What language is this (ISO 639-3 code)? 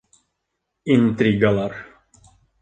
bak